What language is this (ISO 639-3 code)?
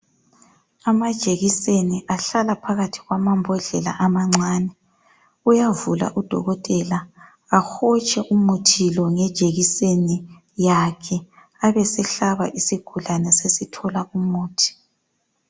nde